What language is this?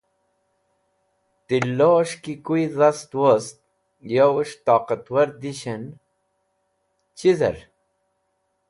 Wakhi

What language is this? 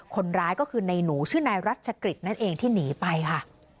Thai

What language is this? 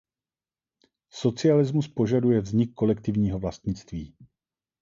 Czech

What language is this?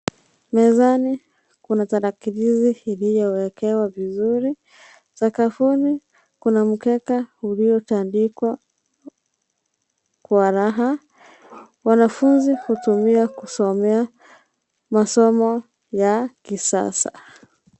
Swahili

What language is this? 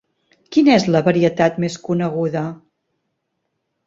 Catalan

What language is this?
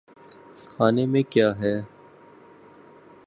Urdu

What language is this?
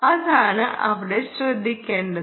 Malayalam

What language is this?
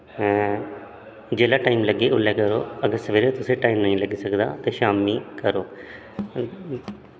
Dogri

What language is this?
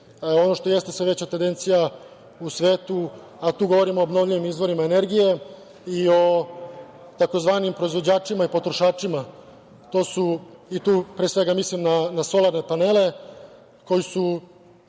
Serbian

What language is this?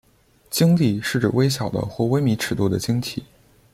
Chinese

